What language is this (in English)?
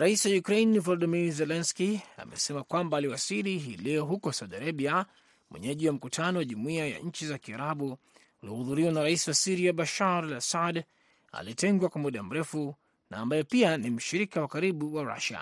Swahili